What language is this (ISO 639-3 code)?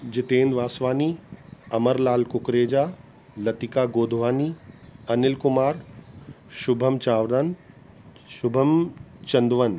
snd